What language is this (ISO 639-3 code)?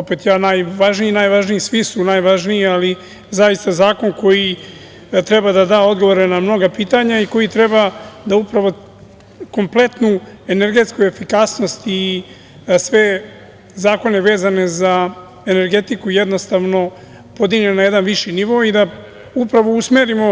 srp